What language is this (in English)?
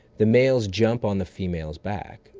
English